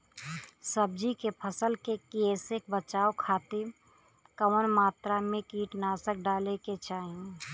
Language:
Bhojpuri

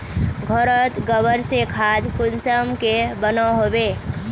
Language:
Magahi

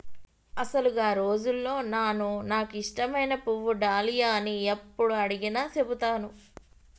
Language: Telugu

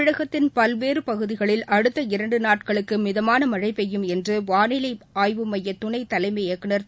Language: Tamil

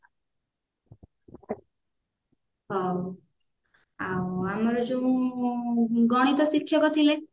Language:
Odia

